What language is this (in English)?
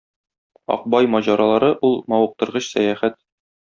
Tatar